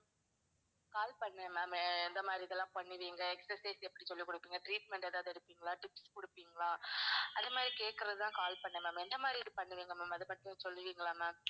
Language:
Tamil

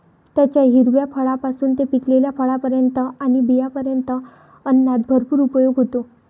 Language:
Marathi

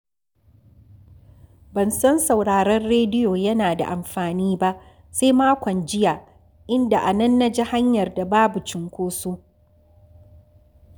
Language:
Hausa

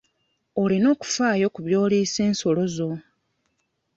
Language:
Ganda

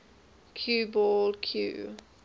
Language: English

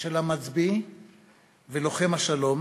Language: Hebrew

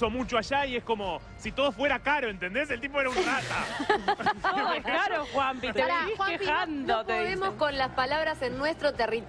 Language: Spanish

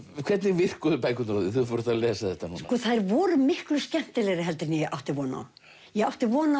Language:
Icelandic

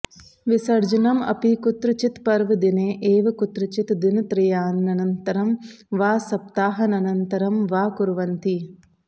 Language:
Sanskrit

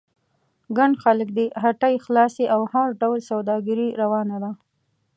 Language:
Pashto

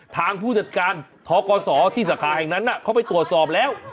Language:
Thai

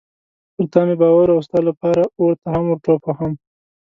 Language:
Pashto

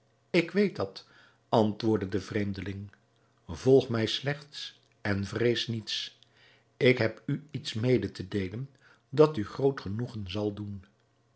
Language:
Dutch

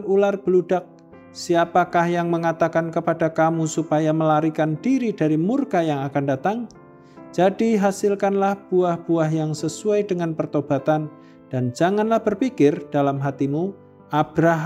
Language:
Indonesian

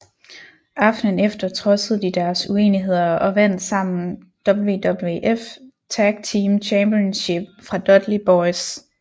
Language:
Danish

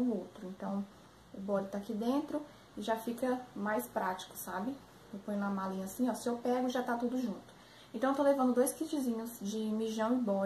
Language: Portuguese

